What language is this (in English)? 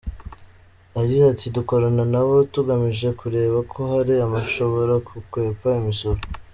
Kinyarwanda